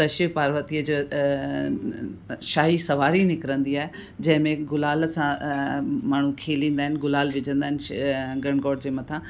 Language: Sindhi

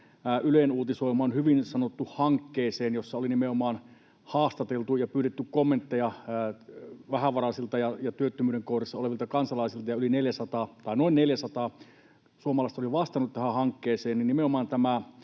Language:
Finnish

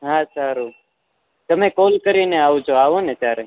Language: Gujarati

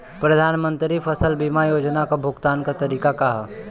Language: Bhojpuri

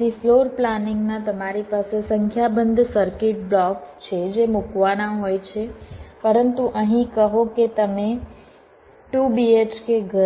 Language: Gujarati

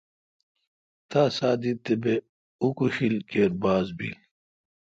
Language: Kalkoti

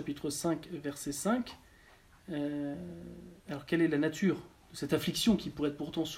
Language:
French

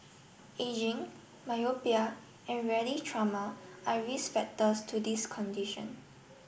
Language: English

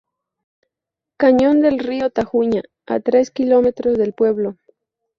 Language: Spanish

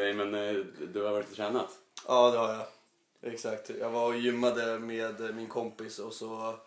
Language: Swedish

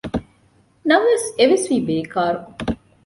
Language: Divehi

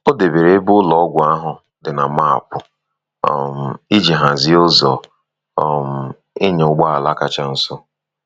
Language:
Igbo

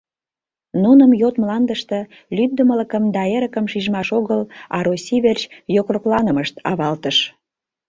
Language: Mari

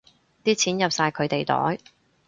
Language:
Cantonese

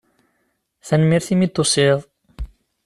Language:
Kabyle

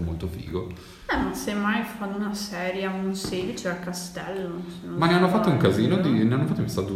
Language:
Italian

